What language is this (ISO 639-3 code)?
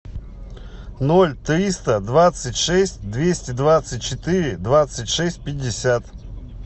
rus